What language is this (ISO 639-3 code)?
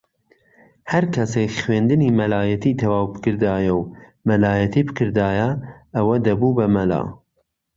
ckb